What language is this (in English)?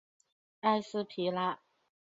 Chinese